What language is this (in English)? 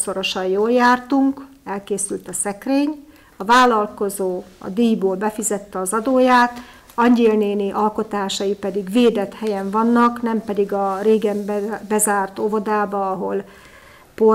Hungarian